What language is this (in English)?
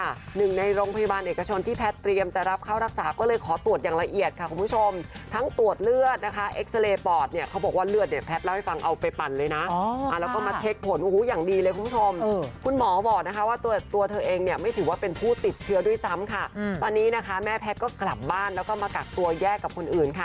Thai